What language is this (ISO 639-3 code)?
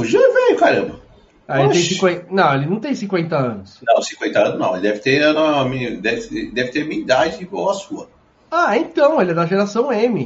por